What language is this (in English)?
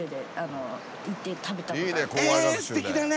Japanese